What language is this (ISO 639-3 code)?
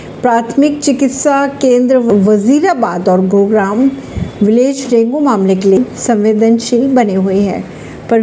hin